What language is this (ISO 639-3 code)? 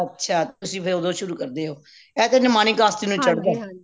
pan